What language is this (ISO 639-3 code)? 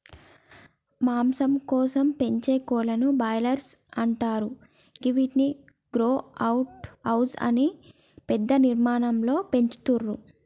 tel